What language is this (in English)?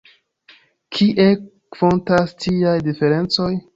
Esperanto